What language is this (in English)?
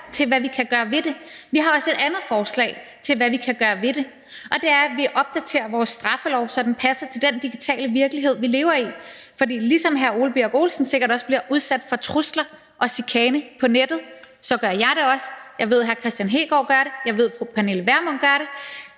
Danish